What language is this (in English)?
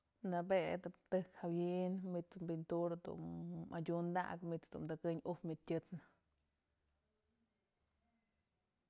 Mazatlán Mixe